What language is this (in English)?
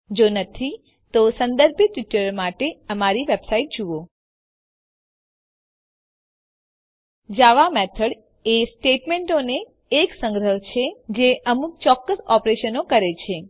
Gujarati